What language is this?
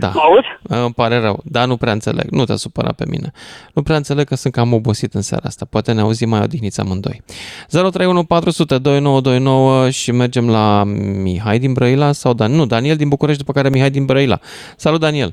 Romanian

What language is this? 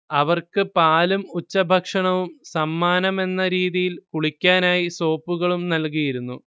Malayalam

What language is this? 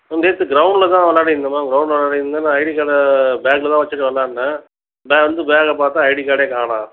Tamil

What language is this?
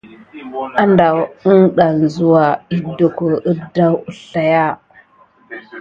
Gidar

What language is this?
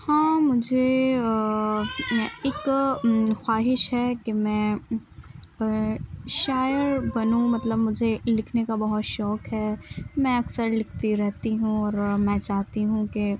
Urdu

